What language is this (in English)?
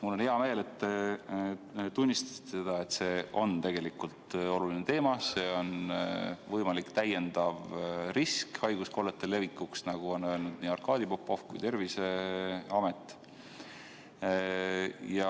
Estonian